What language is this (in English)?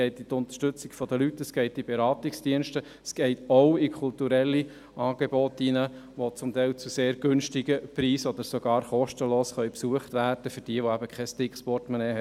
Swiss German